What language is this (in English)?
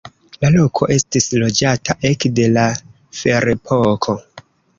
Esperanto